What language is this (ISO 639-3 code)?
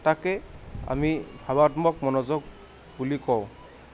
asm